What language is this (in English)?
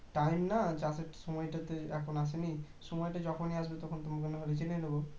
Bangla